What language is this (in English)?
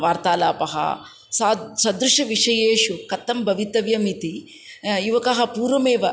Sanskrit